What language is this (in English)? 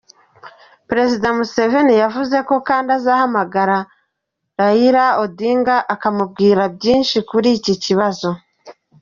Kinyarwanda